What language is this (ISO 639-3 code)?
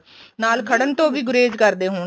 pan